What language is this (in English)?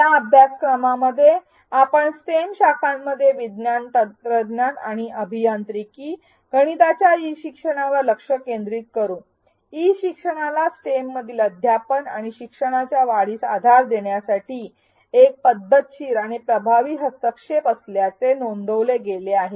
Marathi